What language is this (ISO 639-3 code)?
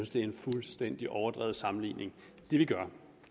dan